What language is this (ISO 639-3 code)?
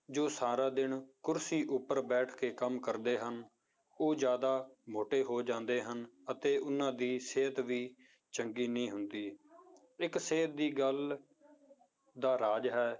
pan